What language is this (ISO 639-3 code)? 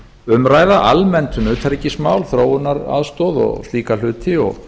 isl